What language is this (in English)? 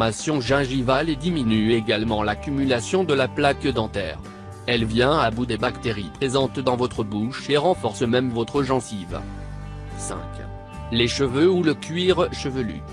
French